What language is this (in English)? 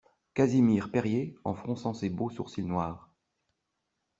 French